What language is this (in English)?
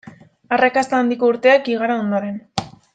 Basque